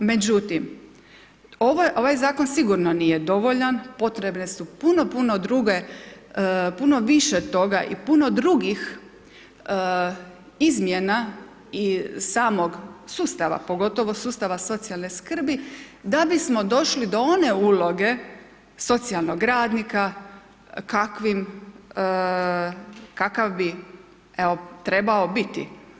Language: Croatian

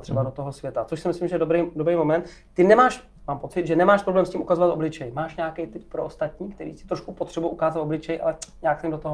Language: Czech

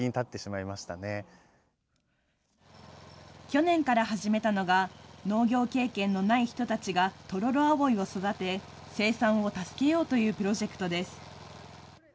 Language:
Japanese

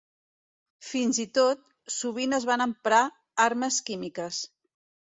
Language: Catalan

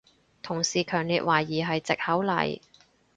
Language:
Cantonese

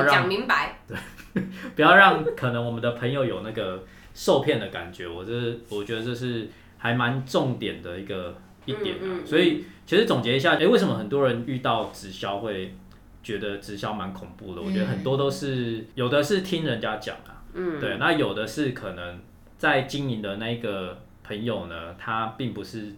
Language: Chinese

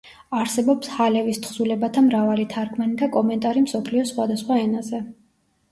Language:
Georgian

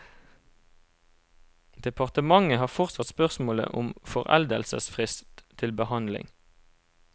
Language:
Norwegian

